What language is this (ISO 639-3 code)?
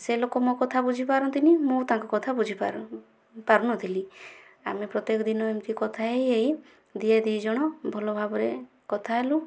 ori